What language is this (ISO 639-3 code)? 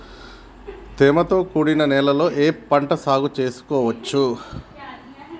tel